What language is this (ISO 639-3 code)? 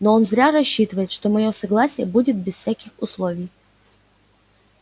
rus